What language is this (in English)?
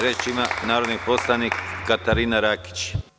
Serbian